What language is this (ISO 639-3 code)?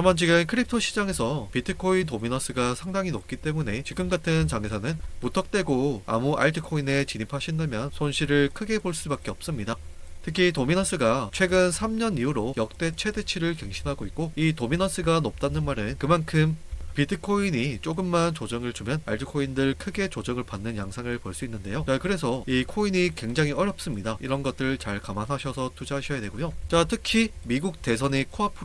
kor